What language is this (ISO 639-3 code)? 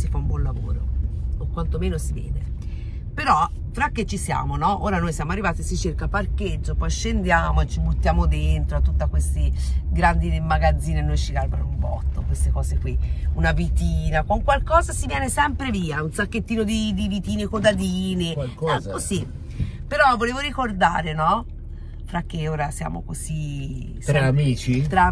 ita